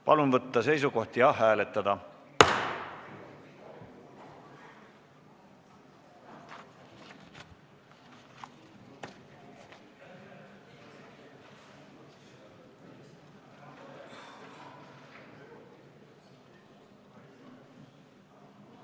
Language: Estonian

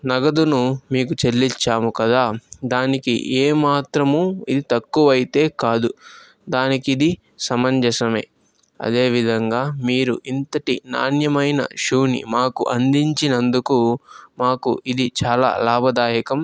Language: Telugu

